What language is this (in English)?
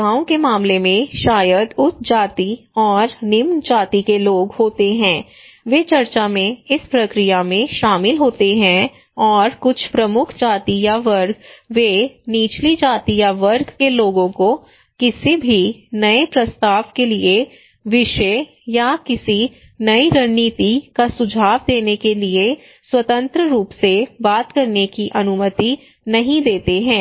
Hindi